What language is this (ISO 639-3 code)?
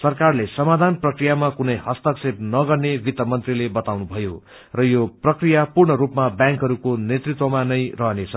nep